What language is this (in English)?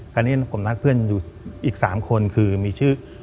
Thai